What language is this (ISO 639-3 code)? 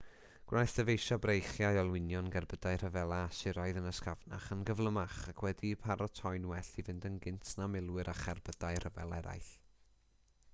cym